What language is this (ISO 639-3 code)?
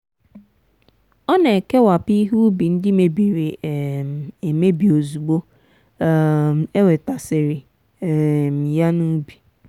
ibo